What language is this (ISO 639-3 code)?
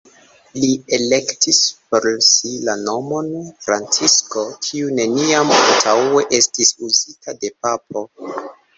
epo